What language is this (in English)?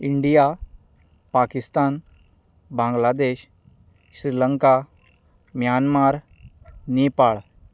Konkani